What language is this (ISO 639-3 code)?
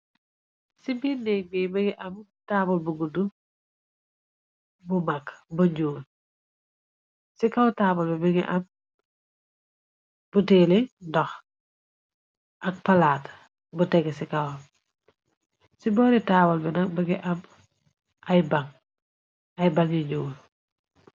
wol